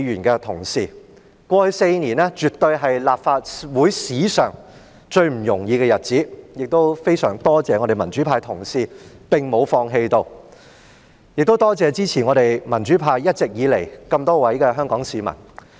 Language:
Cantonese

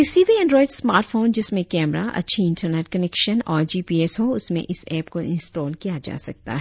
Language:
Hindi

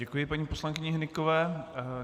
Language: Czech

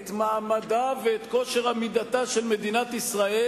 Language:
Hebrew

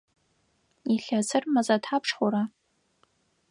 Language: Adyghe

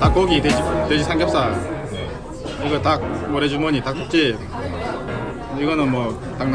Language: Japanese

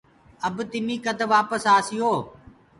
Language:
Gurgula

